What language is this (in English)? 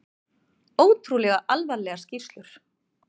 Icelandic